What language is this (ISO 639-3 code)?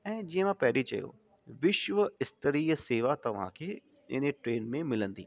snd